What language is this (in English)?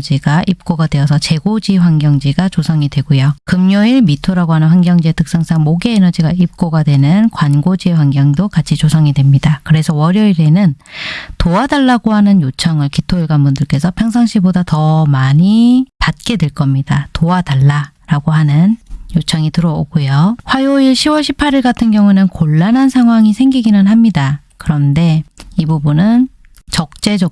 Korean